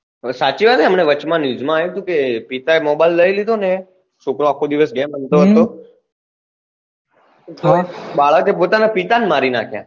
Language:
Gujarati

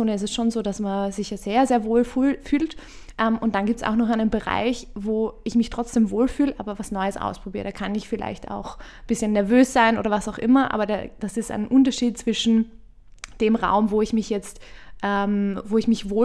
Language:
German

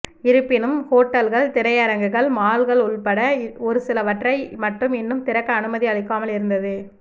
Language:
Tamil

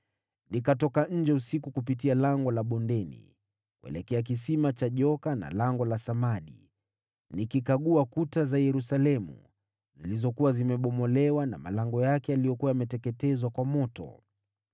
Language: Swahili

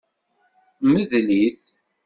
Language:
Kabyle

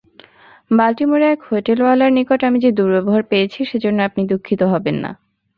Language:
Bangla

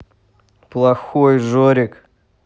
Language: Russian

